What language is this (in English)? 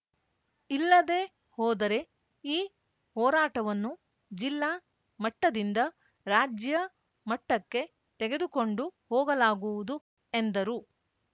Kannada